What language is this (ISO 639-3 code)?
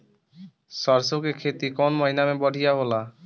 bho